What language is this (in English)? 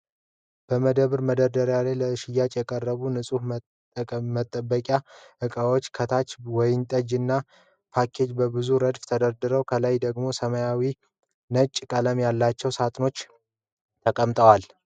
Amharic